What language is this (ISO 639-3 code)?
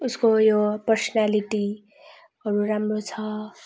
nep